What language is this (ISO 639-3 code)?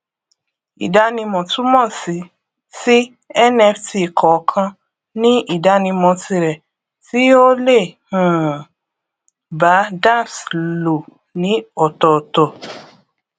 yor